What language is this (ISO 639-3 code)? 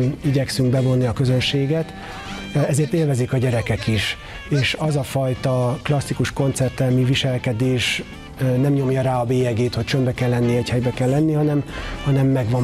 hun